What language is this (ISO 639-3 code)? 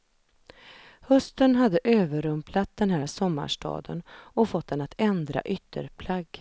swe